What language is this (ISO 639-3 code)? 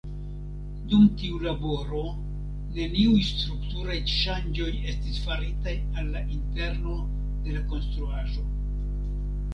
epo